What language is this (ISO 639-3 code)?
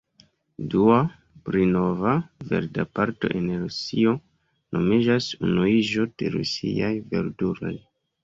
epo